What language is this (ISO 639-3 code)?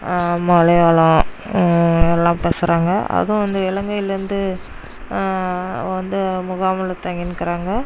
tam